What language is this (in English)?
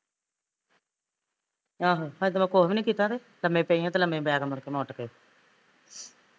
Punjabi